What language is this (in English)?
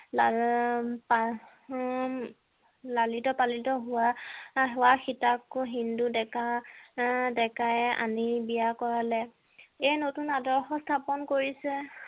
Assamese